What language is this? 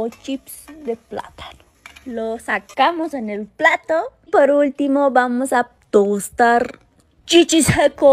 Spanish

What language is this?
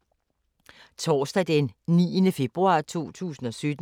Danish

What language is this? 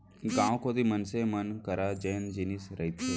Chhattisgarhi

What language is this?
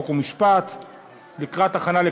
Hebrew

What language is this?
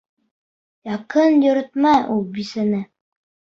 Bashkir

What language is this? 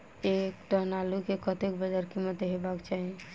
Maithili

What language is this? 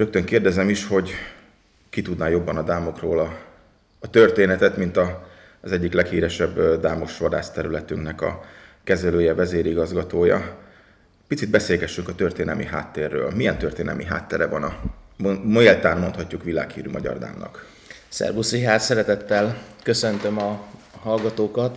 Hungarian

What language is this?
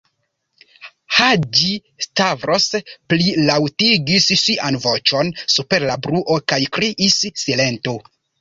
Esperanto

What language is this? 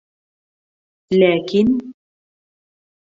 Bashkir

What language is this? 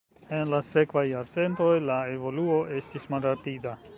Esperanto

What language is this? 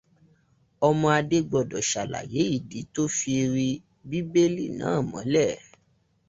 Yoruba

